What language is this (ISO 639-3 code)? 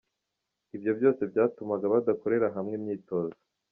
kin